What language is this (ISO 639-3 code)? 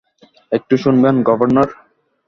ben